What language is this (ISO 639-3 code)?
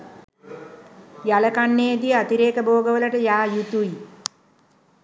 sin